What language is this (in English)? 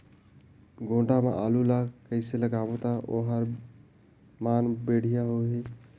Chhattisgarhi